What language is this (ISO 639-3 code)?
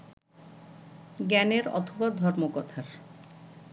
ben